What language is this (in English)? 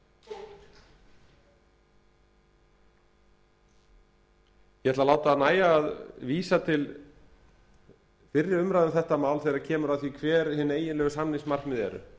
Icelandic